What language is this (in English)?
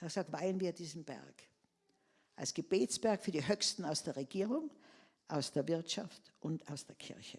German